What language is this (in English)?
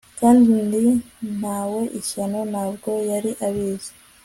Kinyarwanda